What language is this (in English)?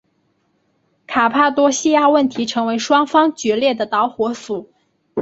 Chinese